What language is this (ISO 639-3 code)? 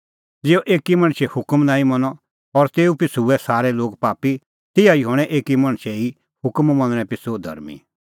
kfx